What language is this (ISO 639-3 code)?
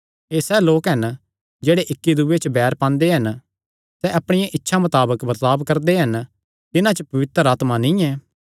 xnr